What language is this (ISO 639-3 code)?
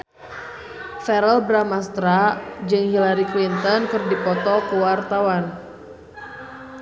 sun